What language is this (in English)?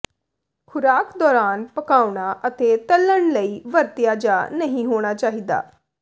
Punjabi